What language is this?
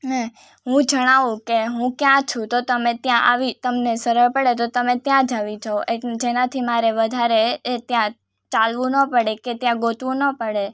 Gujarati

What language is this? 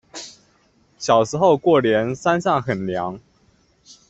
Chinese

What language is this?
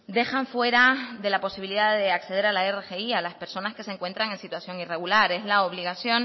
Spanish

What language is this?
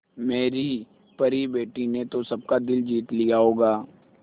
Hindi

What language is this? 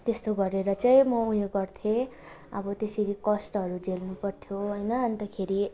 Nepali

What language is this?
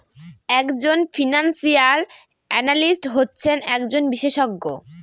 Bangla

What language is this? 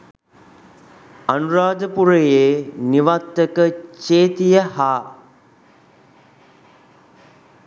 Sinhala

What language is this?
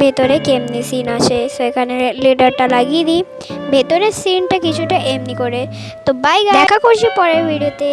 English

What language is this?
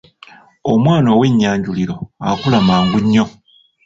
Ganda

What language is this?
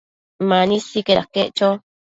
Matsés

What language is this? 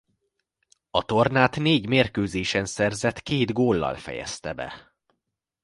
Hungarian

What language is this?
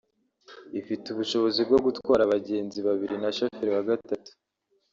Kinyarwanda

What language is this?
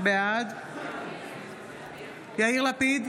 Hebrew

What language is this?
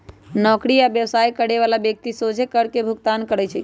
Magahi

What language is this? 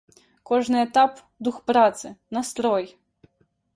Belarusian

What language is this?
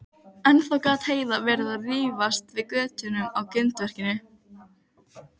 Icelandic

